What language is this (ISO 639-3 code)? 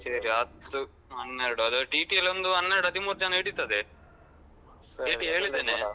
kan